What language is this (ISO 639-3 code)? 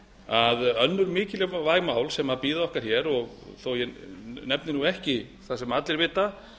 isl